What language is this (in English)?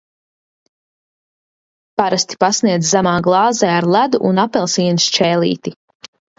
Latvian